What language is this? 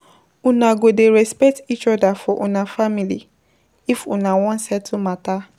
Nigerian Pidgin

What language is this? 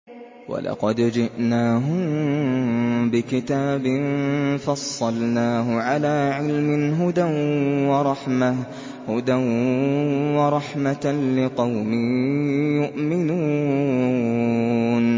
Arabic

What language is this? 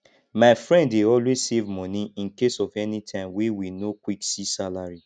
Nigerian Pidgin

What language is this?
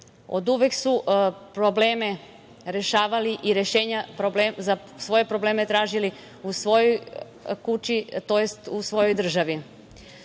Serbian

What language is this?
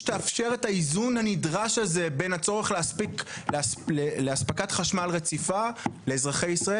Hebrew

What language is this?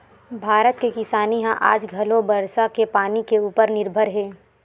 Chhattisgarhi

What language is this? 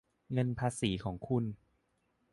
Thai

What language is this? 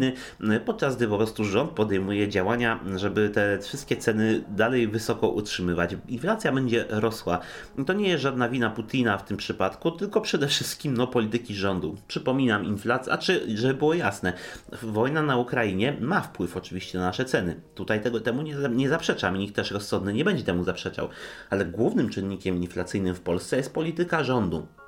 Polish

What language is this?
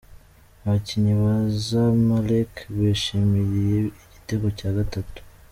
Kinyarwanda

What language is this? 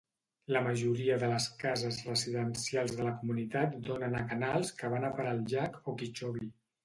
Catalan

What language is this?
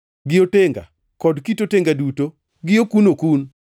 Luo (Kenya and Tanzania)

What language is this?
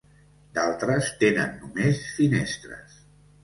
Catalan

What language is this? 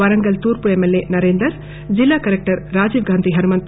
Telugu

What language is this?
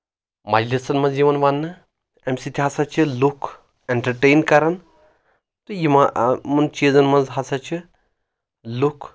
Kashmiri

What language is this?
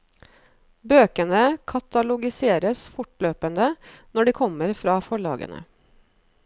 Norwegian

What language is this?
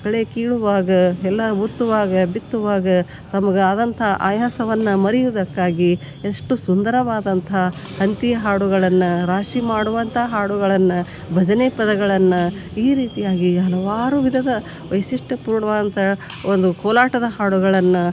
Kannada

